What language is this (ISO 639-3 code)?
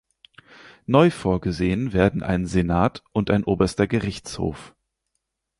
deu